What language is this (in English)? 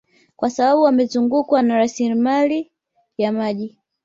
Swahili